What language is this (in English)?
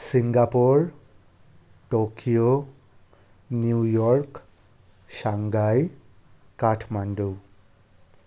Nepali